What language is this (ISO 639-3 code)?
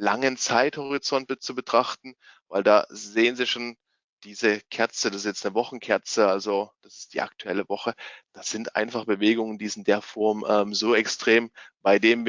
deu